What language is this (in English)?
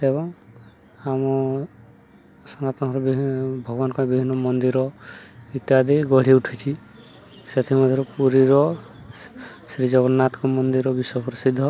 Odia